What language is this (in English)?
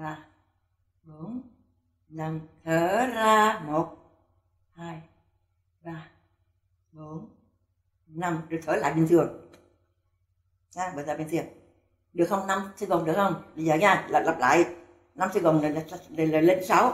Vietnamese